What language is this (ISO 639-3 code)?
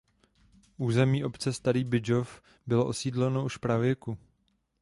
ces